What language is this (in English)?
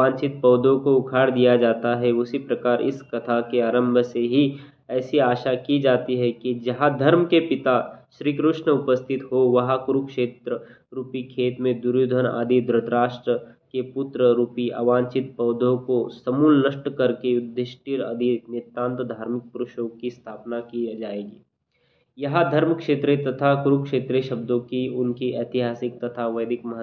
Hindi